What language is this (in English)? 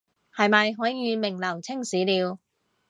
Cantonese